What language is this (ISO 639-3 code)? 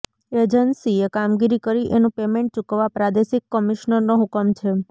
guj